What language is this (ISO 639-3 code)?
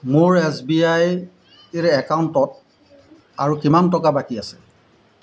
asm